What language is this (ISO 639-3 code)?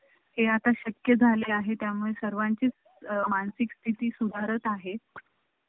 mar